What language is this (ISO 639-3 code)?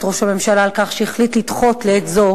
heb